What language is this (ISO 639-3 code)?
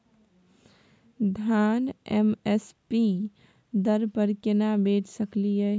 mai